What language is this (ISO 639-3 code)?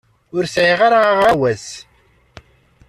kab